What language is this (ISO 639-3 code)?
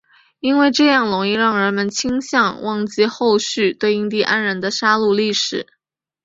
zho